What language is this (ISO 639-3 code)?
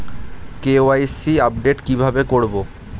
ben